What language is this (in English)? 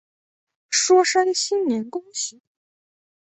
Chinese